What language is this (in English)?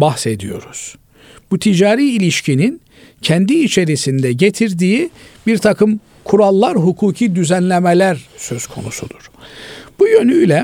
Turkish